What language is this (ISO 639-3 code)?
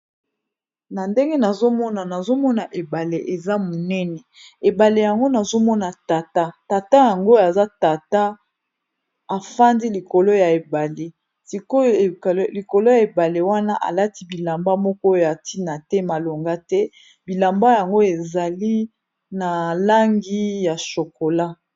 lin